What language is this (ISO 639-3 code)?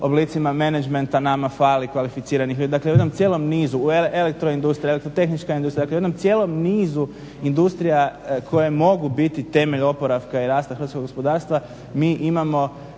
hrv